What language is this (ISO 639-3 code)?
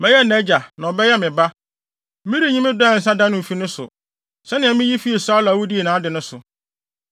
aka